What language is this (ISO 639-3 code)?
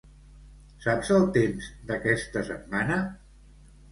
cat